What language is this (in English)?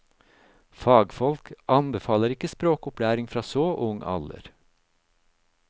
Norwegian